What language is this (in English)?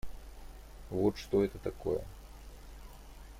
Russian